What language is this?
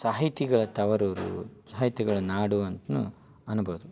Kannada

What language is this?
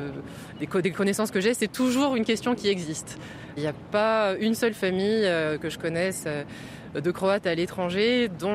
French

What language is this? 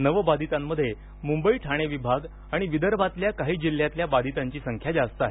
Marathi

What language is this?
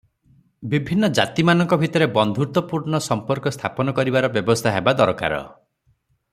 Odia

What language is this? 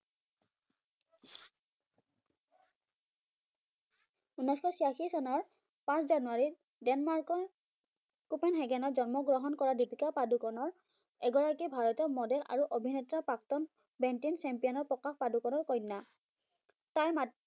Assamese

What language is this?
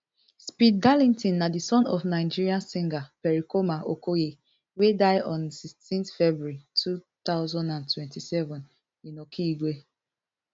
Nigerian Pidgin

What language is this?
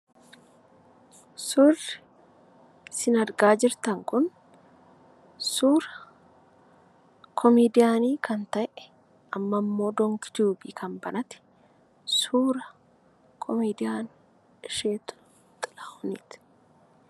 Oromo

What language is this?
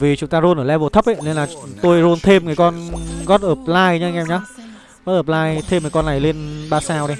Vietnamese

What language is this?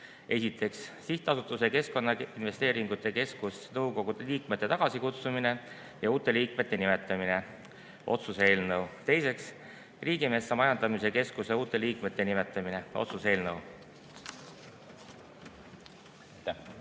Estonian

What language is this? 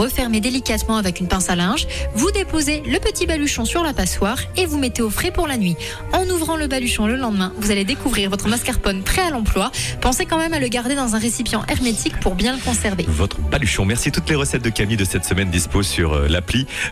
French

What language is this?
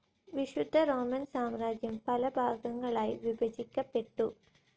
Malayalam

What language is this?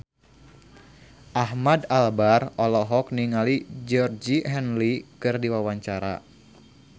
Sundanese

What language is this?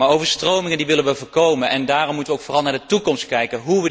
Dutch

